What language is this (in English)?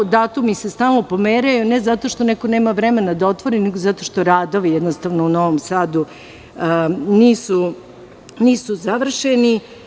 Serbian